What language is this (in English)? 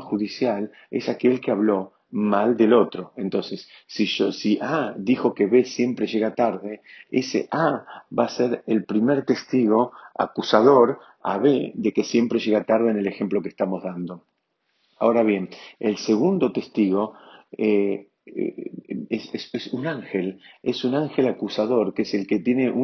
Spanish